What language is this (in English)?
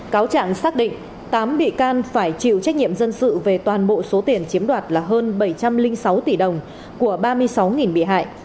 Vietnamese